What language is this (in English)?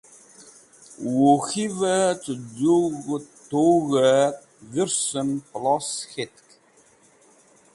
Wakhi